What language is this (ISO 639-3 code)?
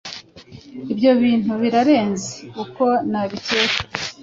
kin